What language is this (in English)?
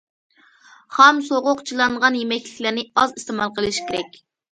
Uyghur